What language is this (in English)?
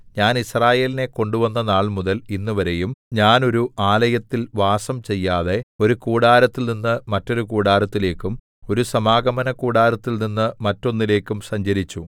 Malayalam